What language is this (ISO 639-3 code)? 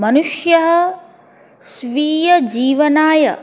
san